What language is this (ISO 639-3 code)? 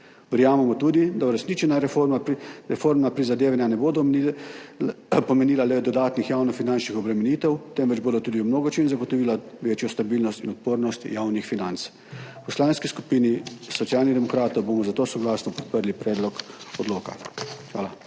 slv